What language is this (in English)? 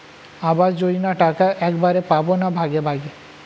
Bangla